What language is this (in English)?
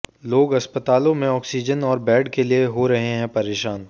Hindi